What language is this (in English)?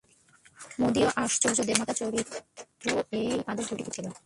Bangla